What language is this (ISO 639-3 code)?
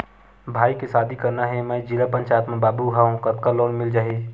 hne